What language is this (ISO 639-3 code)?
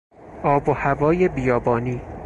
fas